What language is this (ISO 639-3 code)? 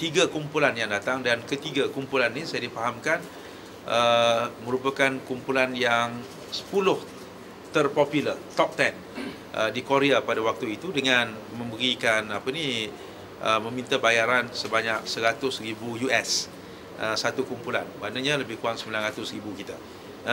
msa